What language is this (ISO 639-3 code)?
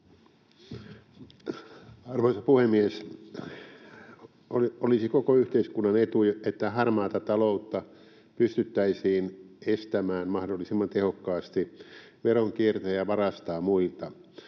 fin